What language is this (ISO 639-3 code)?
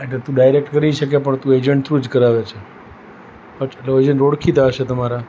guj